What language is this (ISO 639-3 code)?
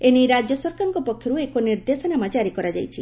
ori